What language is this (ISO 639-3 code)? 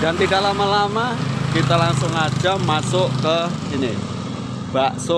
ind